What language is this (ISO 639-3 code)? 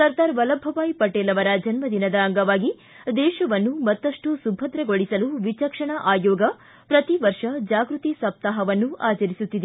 kan